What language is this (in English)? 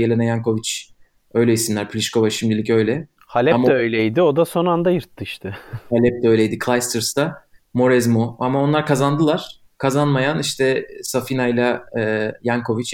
Turkish